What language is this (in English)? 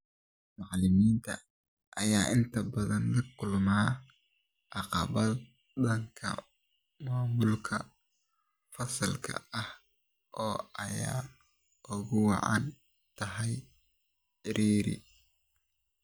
Somali